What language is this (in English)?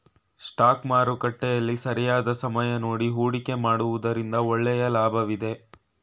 Kannada